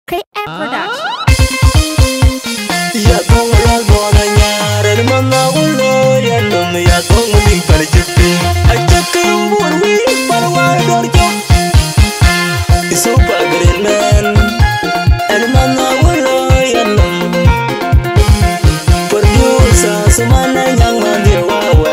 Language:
Indonesian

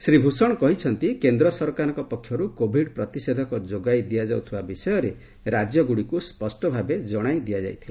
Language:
Odia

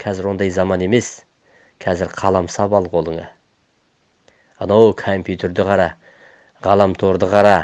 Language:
Turkish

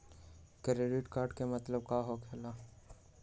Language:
Magahi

